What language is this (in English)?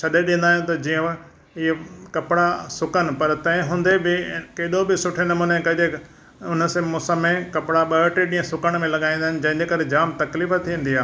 Sindhi